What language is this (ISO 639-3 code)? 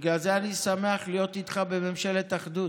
heb